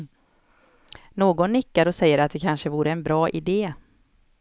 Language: Swedish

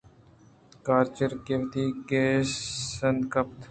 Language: Eastern Balochi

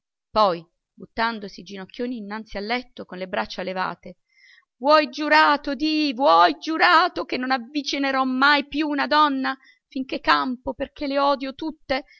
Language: Italian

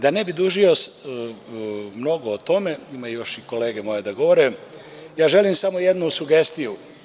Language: Serbian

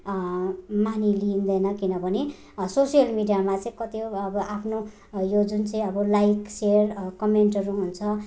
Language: Nepali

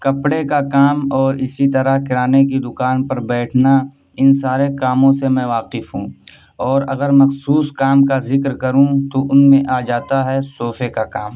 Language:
Urdu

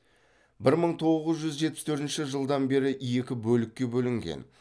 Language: Kazakh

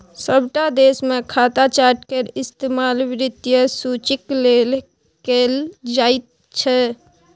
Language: Maithili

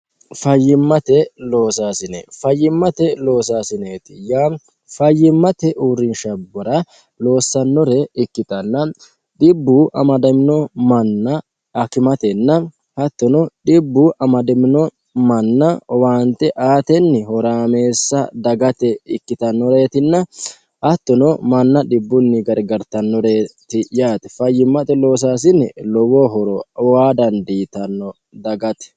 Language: Sidamo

